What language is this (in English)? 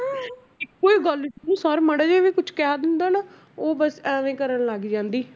Punjabi